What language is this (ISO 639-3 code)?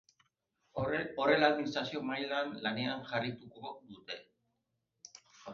eus